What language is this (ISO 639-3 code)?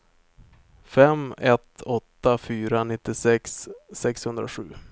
swe